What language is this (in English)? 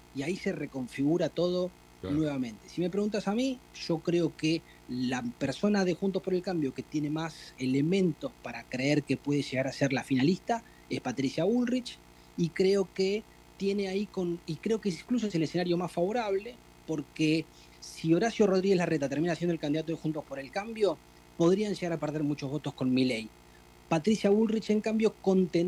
Spanish